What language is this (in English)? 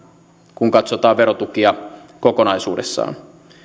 Finnish